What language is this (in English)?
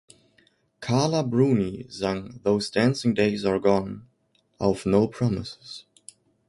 German